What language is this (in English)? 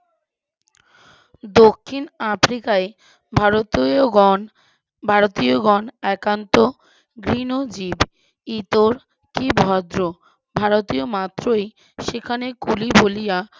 Bangla